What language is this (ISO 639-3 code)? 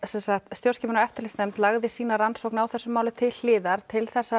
isl